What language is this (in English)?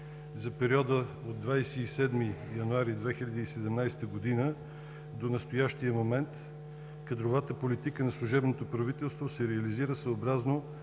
Bulgarian